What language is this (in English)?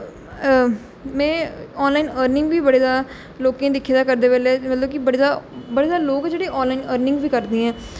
Dogri